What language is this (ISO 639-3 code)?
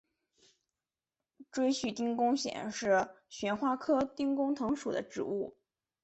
zho